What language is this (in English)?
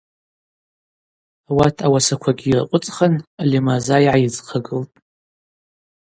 Abaza